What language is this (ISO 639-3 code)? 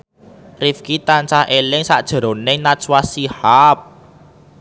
jav